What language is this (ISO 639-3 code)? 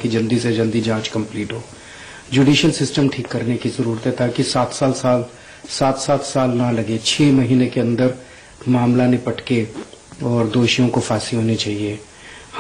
hin